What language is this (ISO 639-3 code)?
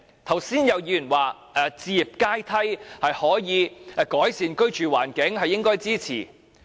yue